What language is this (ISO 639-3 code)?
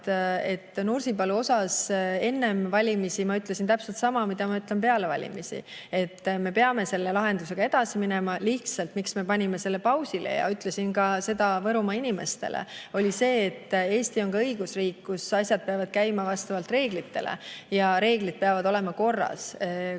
est